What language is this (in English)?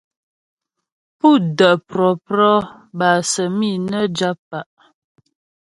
Ghomala